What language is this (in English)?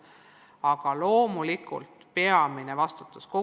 Estonian